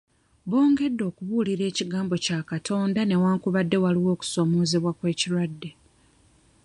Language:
Ganda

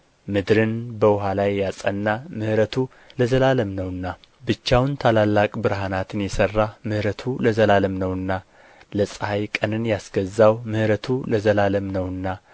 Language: Amharic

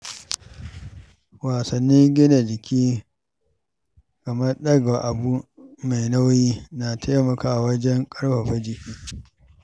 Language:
Hausa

